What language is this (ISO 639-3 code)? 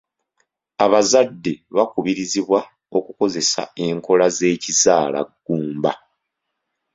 lug